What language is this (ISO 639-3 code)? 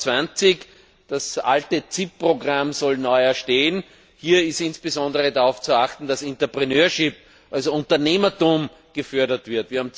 deu